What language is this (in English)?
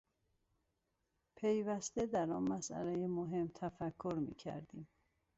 Persian